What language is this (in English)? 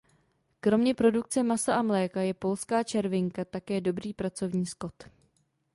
Czech